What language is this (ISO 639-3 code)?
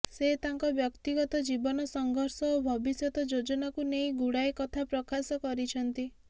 ori